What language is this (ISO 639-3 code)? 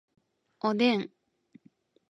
jpn